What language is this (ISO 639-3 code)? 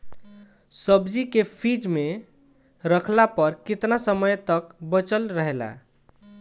bho